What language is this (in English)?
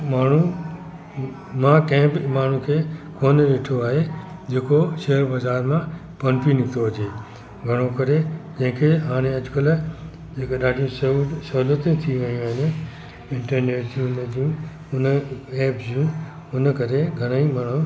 Sindhi